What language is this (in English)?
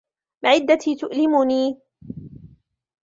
Arabic